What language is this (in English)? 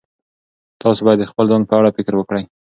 Pashto